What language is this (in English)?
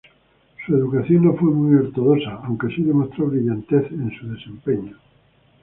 Spanish